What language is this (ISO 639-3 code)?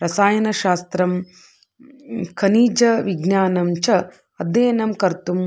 san